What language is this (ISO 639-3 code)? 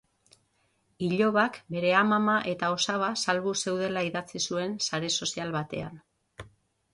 eus